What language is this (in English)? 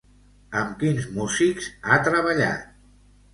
Catalan